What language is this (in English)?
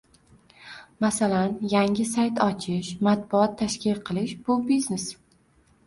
Uzbek